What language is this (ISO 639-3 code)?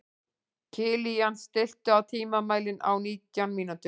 isl